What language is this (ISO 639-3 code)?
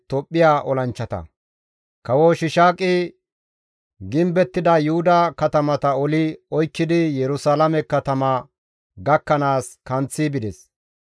gmv